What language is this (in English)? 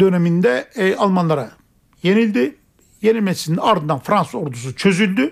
Turkish